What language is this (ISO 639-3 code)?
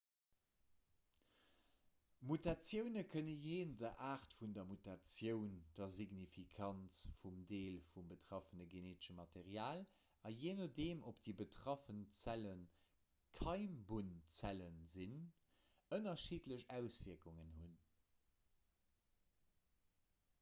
ltz